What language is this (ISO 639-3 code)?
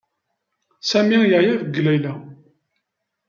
kab